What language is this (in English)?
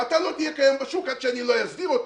Hebrew